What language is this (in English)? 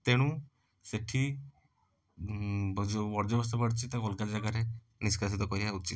Odia